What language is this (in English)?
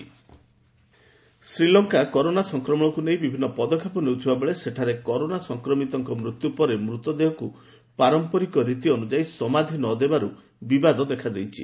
Odia